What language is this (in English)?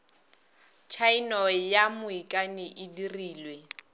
Northern Sotho